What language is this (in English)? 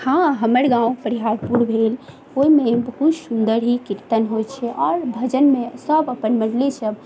Maithili